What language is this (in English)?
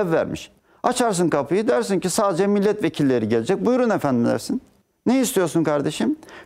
Turkish